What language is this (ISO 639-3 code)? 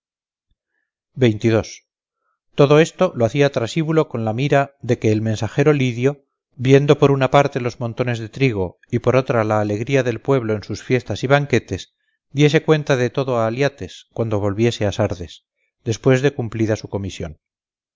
spa